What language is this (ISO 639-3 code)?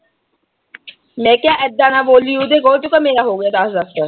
pan